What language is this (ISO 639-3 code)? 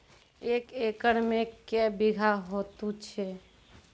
mai